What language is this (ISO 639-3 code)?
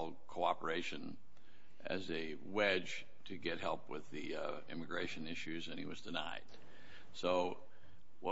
eng